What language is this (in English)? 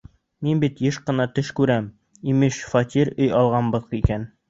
Bashkir